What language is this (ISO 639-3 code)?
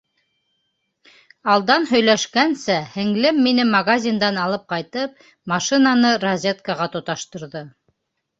bak